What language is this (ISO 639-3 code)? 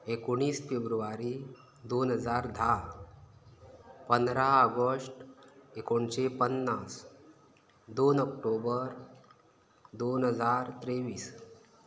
kok